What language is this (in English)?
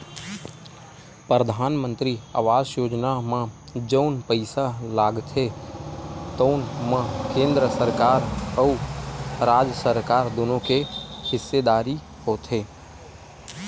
Chhattisgarhi